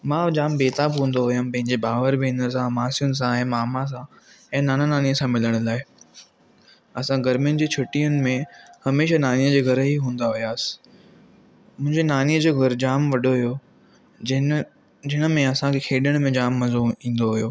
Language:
Sindhi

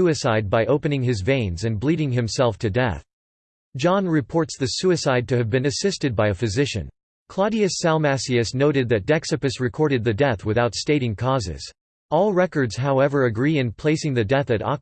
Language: English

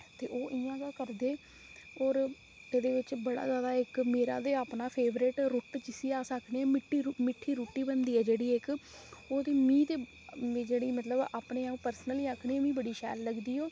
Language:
Dogri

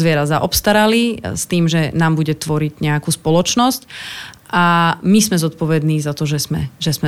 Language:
Slovak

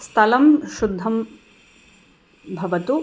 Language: Sanskrit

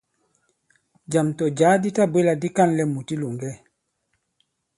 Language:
Bankon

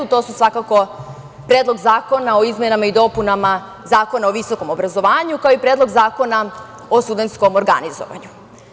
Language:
Serbian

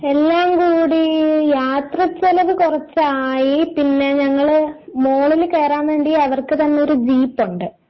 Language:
Malayalam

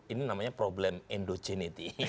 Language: Indonesian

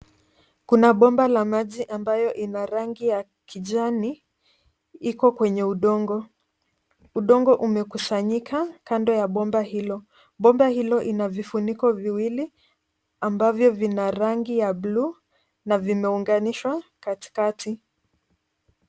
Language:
Swahili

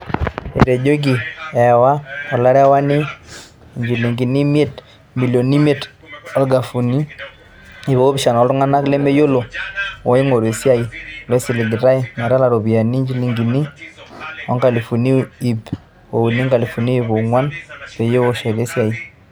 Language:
Masai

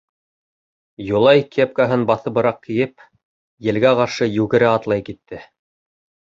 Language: Bashkir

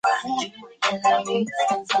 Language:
Chinese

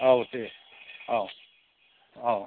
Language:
Bodo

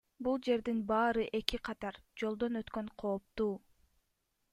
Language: Kyrgyz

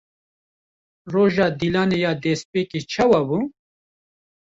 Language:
Kurdish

